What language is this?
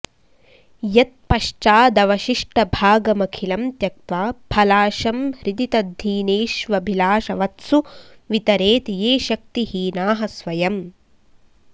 Sanskrit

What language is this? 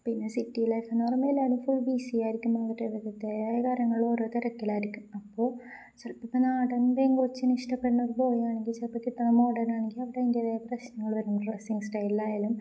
Malayalam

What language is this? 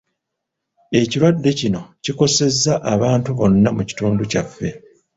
Ganda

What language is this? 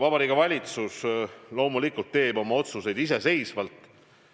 Estonian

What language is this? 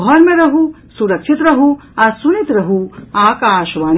Maithili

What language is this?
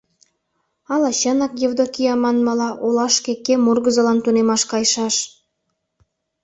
Mari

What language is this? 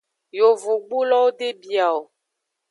Aja (Benin)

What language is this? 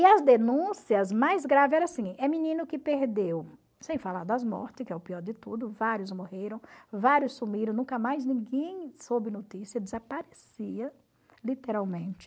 Portuguese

